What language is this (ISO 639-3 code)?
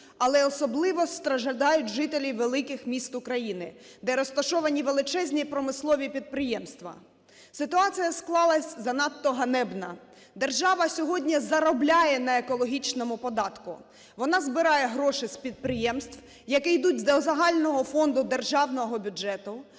ukr